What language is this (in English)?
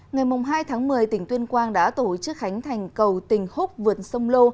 Vietnamese